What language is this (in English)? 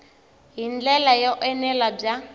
Tsonga